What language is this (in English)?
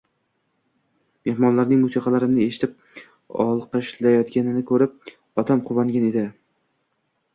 Uzbek